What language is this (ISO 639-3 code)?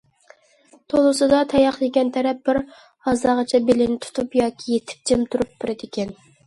uig